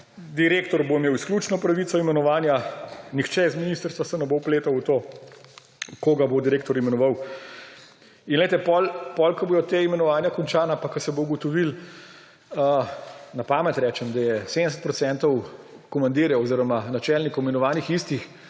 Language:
Slovenian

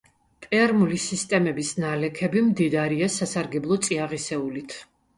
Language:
Georgian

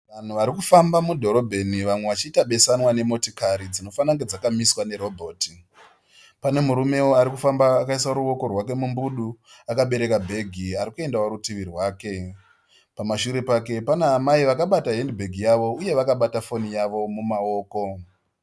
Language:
Shona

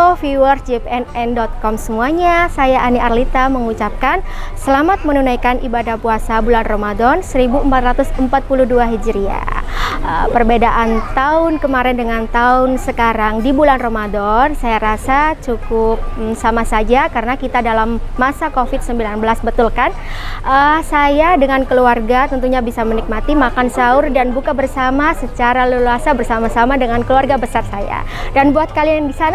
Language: Indonesian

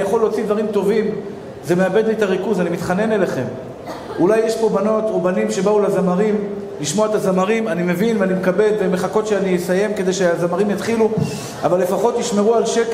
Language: Hebrew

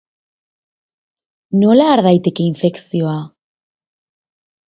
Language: Basque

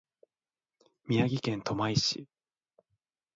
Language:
Japanese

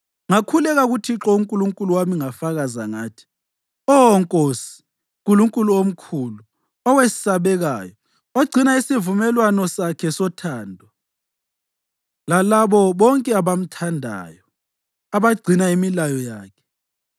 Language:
North Ndebele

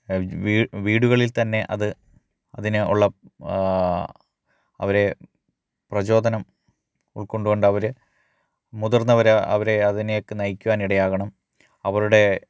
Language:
Malayalam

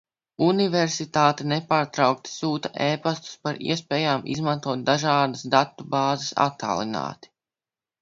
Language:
Latvian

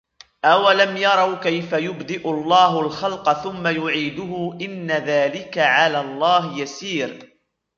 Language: Arabic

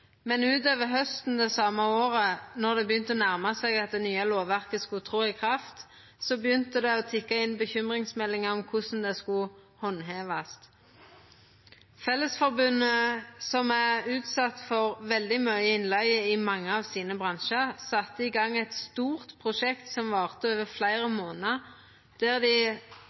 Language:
Norwegian Nynorsk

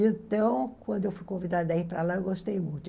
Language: Portuguese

